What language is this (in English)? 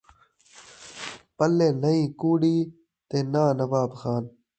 Saraiki